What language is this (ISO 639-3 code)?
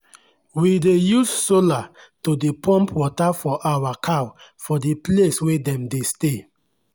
pcm